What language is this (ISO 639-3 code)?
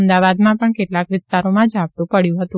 guj